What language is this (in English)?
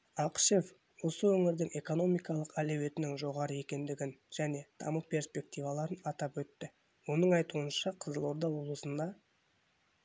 Kazakh